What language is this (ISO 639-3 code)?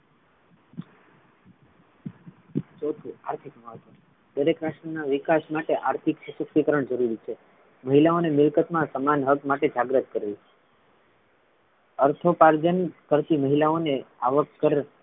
guj